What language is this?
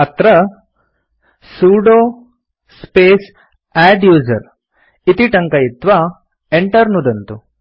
Sanskrit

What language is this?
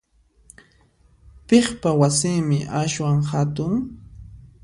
Puno Quechua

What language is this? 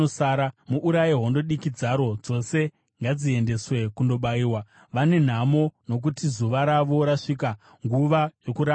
Shona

